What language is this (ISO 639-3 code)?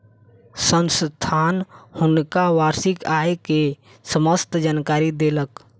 mai